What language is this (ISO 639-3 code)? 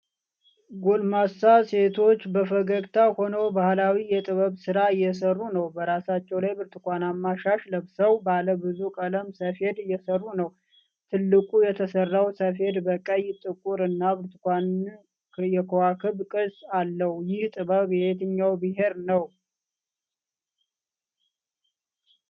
amh